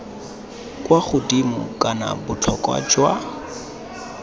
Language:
Tswana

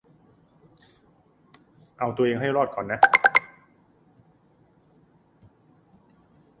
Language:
Thai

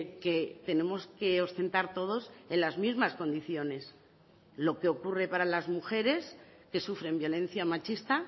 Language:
Spanish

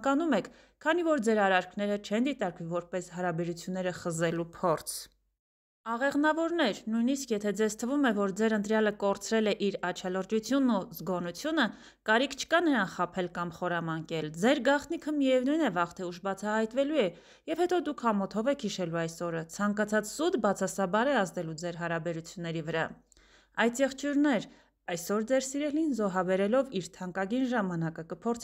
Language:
Romanian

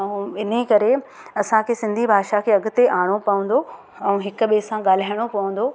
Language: Sindhi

